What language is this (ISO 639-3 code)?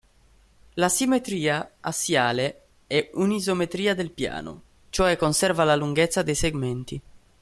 ita